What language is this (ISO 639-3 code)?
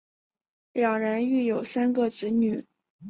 zho